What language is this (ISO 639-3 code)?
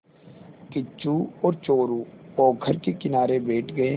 hin